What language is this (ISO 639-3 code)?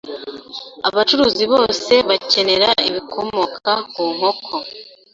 kin